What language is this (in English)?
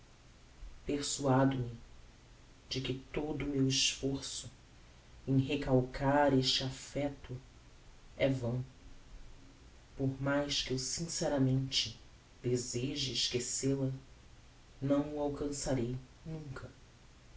Portuguese